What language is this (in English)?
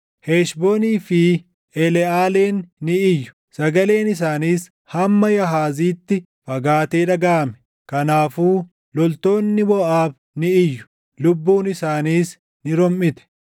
Oromo